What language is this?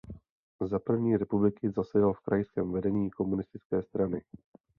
Czech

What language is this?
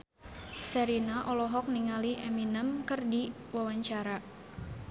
Sundanese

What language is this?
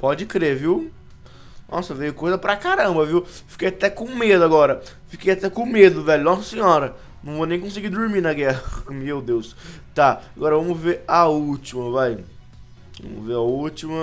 Portuguese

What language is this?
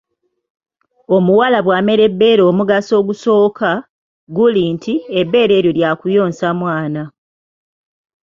Ganda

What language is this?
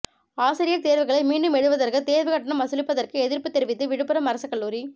Tamil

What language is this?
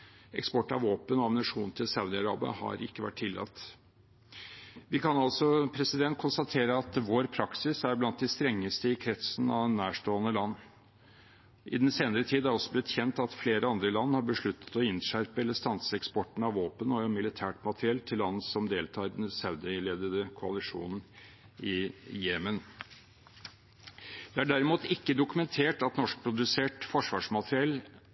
Norwegian Bokmål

